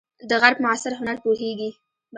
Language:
Pashto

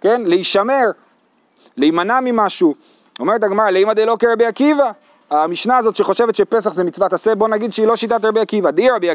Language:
Hebrew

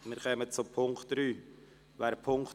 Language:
Swiss German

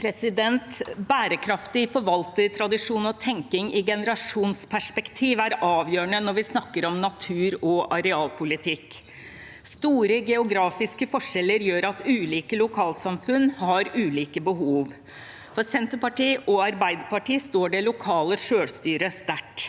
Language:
Norwegian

